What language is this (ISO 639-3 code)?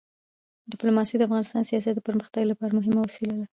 pus